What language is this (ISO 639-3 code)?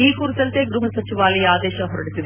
kan